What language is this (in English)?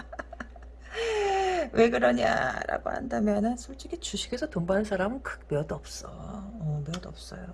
Korean